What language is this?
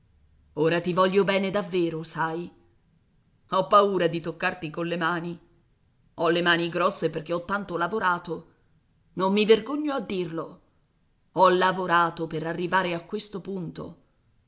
Italian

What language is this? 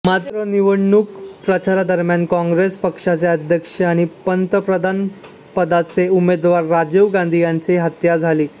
Marathi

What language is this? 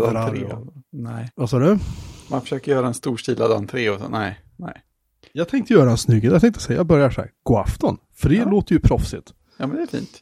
Swedish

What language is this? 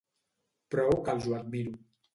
Catalan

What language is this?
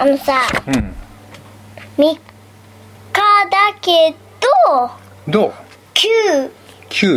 Japanese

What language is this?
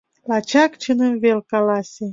Mari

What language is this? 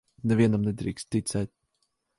Latvian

